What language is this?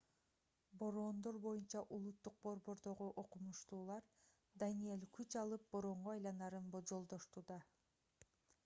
Kyrgyz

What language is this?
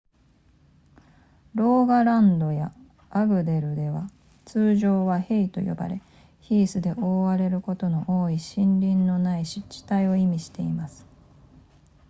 Japanese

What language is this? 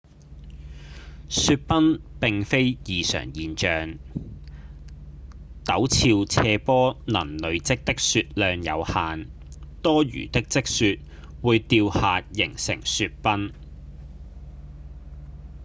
Cantonese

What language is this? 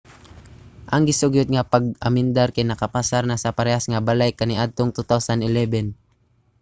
Cebuano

